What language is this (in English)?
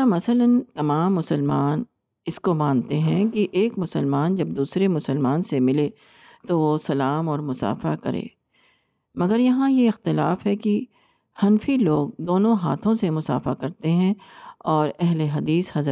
Urdu